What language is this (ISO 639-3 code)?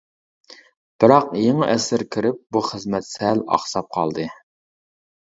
uig